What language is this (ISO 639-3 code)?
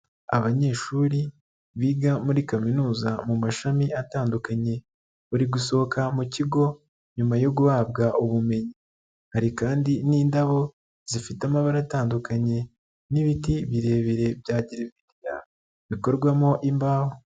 kin